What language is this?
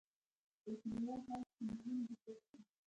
Pashto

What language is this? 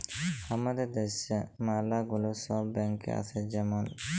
Bangla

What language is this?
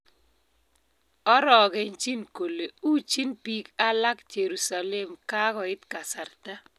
Kalenjin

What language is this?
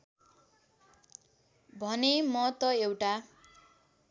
Nepali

